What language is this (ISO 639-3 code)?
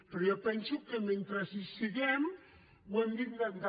cat